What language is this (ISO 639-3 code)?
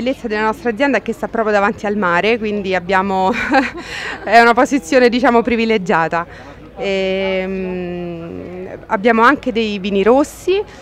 ita